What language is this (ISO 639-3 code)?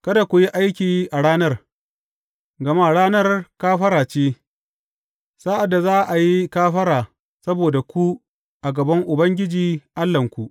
hau